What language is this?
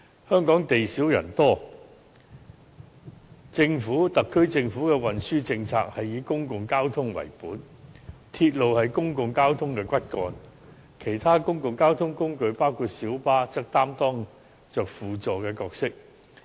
Cantonese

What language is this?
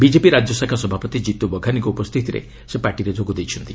Odia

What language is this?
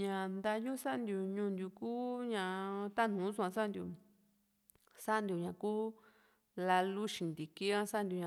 Juxtlahuaca Mixtec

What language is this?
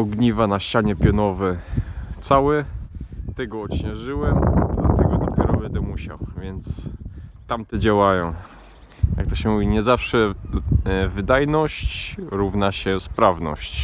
Polish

